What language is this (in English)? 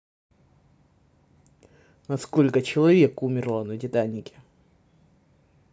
Russian